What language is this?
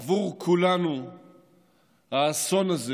Hebrew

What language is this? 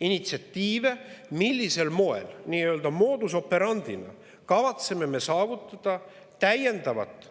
Estonian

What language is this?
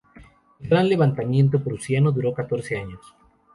Spanish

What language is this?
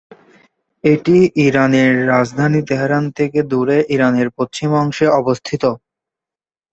Bangla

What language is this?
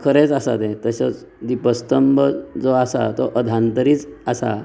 Konkani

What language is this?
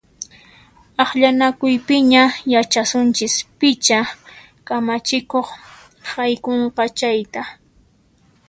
Puno Quechua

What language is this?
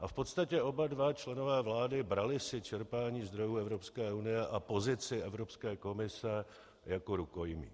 Czech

